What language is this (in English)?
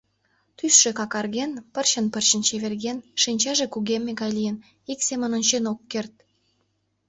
Mari